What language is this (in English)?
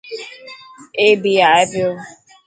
Dhatki